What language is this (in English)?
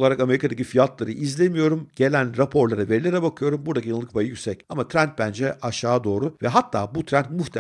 Turkish